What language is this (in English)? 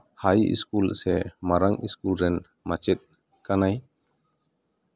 Santali